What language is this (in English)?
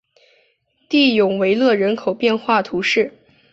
Chinese